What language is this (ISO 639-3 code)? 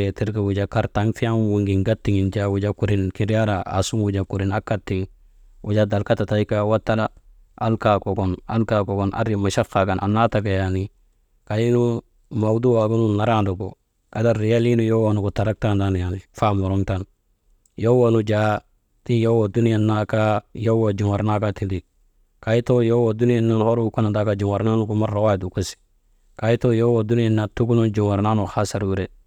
mde